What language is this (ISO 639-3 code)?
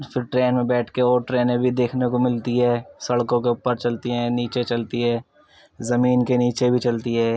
urd